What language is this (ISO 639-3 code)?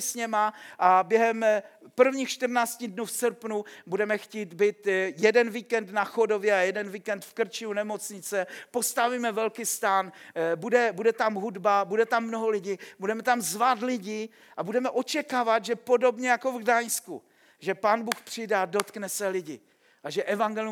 ces